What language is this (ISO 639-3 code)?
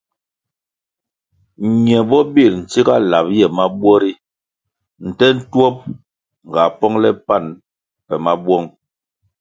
nmg